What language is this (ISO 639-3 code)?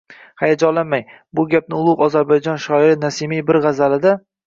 uzb